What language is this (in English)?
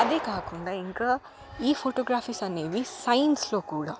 Telugu